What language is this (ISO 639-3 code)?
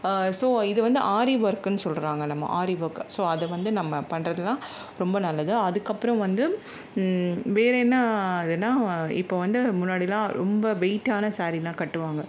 tam